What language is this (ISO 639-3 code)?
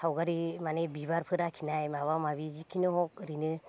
brx